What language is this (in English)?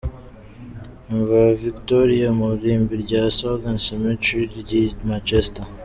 Kinyarwanda